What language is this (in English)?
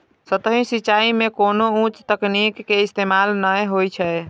Maithili